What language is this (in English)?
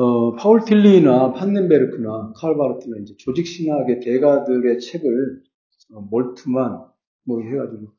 Korean